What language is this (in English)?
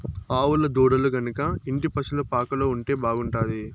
Telugu